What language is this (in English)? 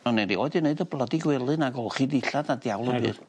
Welsh